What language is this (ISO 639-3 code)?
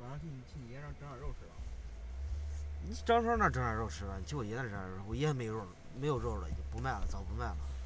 zho